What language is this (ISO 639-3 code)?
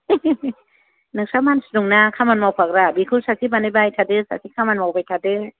brx